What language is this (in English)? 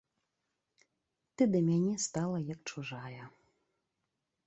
Belarusian